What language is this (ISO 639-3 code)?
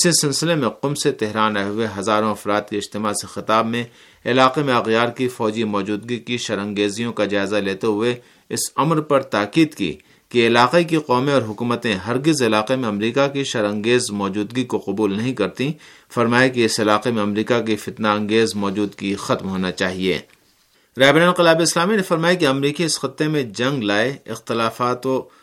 urd